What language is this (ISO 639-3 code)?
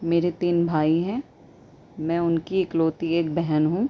urd